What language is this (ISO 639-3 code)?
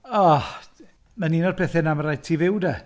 cym